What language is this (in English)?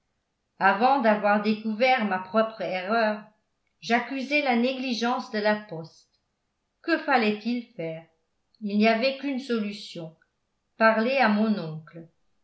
French